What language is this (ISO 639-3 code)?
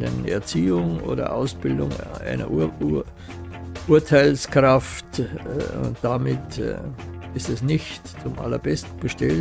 deu